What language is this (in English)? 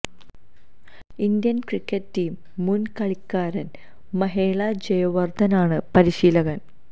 Malayalam